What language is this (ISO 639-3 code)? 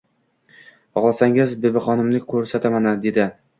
uzb